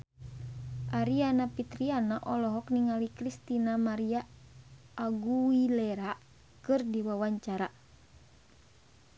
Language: Sundanese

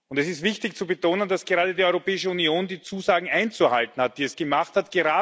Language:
German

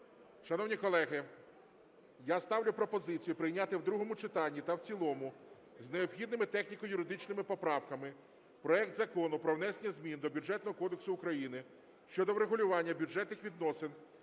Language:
Ukrainian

